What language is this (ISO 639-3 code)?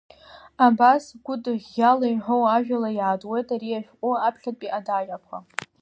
abk